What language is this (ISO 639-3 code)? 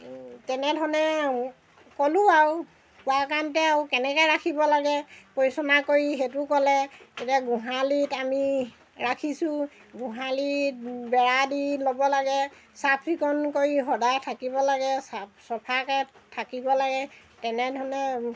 asm